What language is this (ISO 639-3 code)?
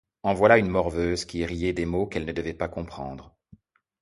fra